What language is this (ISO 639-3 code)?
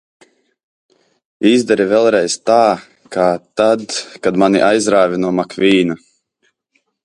lav